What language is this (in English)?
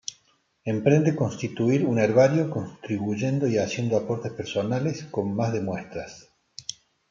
Spanish